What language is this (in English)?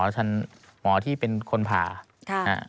Thai